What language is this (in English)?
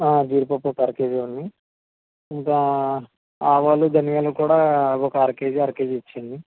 Telugu